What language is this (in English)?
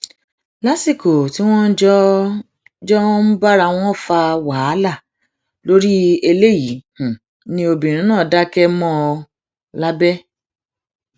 Yoruba